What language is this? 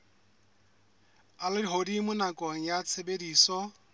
Southern Sotho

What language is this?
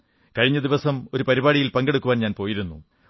Malayalam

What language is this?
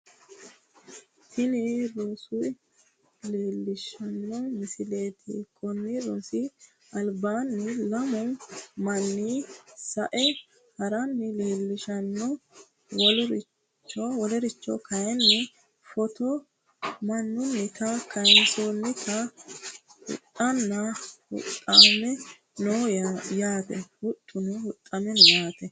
Sidamo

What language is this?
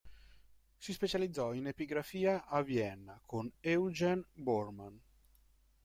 Italian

